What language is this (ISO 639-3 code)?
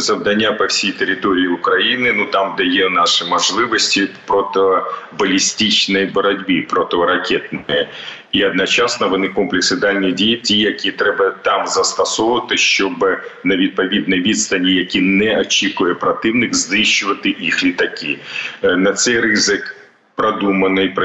ukr